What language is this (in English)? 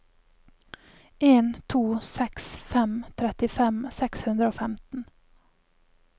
Norwegian